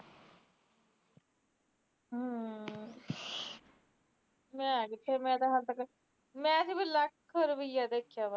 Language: Punjabi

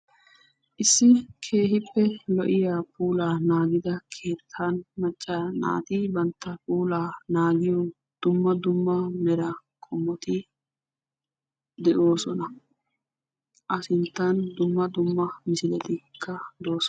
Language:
Wolaytta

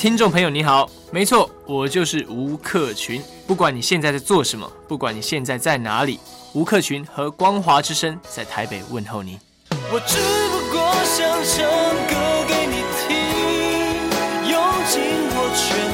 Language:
Chinese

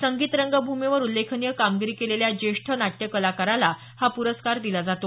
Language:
Marathi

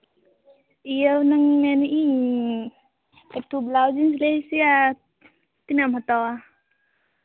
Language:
Santali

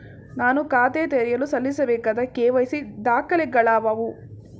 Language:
Kannada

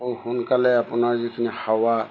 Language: Assamese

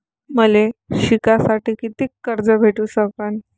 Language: Marathi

